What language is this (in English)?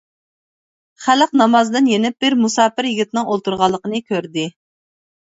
Uyghur